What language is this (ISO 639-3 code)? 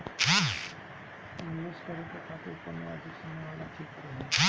bho